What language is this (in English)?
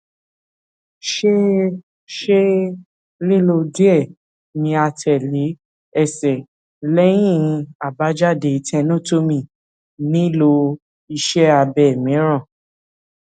Yoruba